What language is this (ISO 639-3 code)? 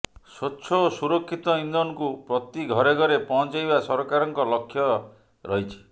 ori